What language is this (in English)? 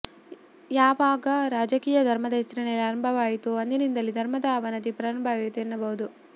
Kannada